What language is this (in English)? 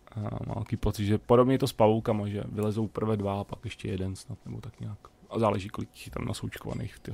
Czech